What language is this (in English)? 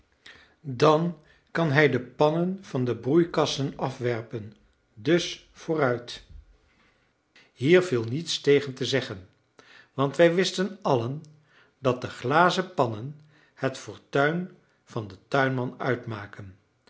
Dutch